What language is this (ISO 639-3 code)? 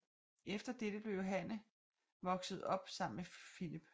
dan